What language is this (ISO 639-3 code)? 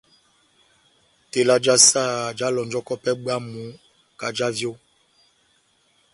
bnm